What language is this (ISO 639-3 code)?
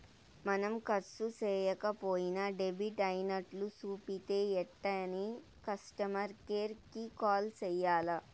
tel